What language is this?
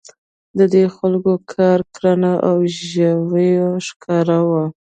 Pashto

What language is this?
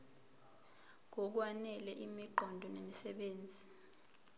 Zulu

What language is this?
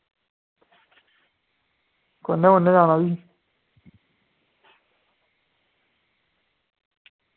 Dogri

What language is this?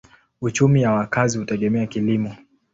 Swahili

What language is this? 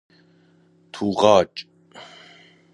Persian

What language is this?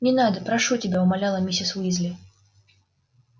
Russian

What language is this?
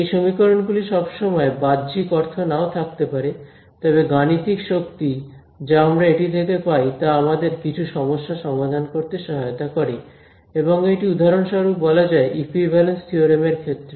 Bangla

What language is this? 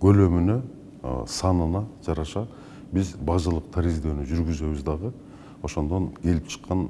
Turkish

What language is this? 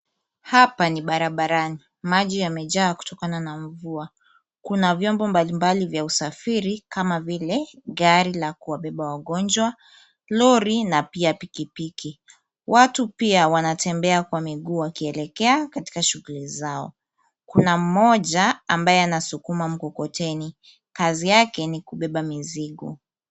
Swahili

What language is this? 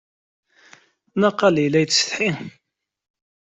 Kabyle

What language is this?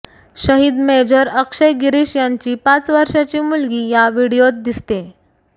Marathi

